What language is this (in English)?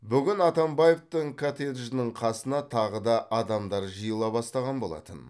Kazakh